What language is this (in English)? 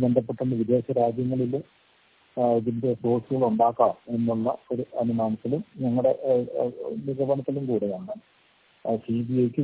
Malayalam